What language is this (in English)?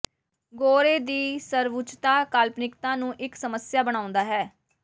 Punjabi